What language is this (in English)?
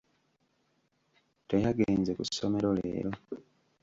Ganda